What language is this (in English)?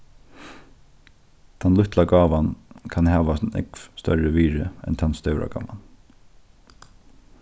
Faroese